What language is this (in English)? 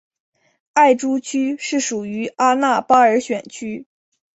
Chinese